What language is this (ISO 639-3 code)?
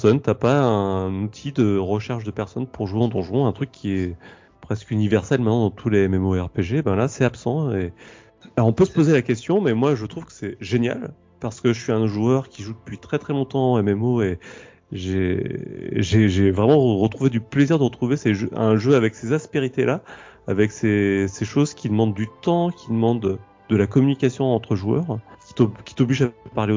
fra